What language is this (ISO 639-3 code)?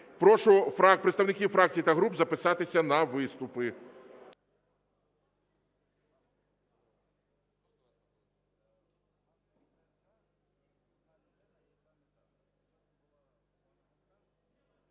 ukr